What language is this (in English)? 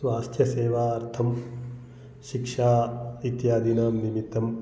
Sanskrit